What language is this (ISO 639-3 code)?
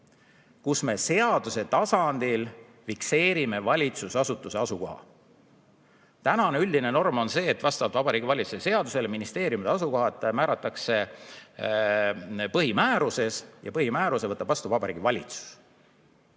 est